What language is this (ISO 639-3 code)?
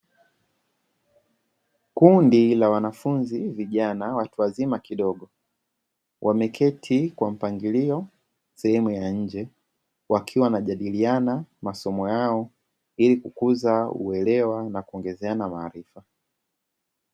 swa